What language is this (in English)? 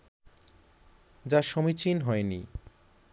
Bangla